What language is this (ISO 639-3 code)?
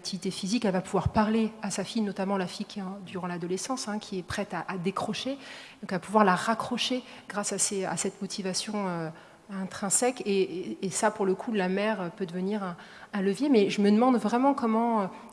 fra